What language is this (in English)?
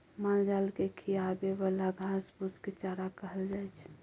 Maithili